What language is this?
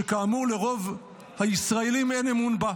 Hebrew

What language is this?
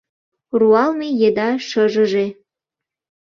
Mari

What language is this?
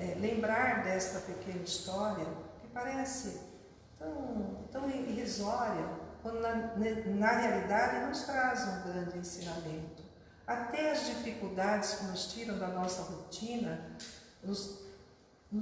Portuguese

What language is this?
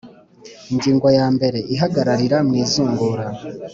Kinyarwanda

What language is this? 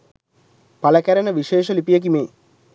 Sinhala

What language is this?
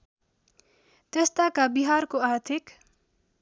Nepali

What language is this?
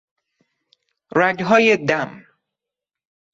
Persian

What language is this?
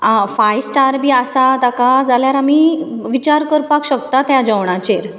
Konkani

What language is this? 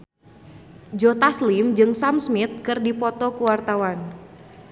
Sundanese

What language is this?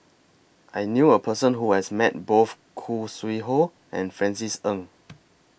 English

